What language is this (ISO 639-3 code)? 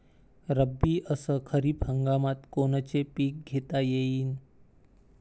mar